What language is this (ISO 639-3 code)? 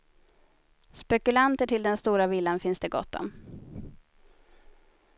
swe